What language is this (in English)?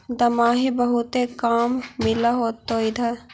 Magahi